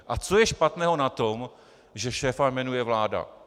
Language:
Czech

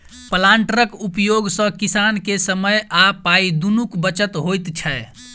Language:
Maithili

